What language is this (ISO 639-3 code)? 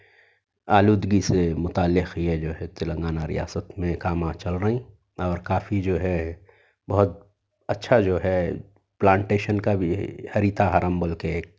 urd